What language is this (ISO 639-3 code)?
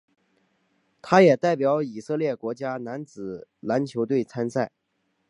zho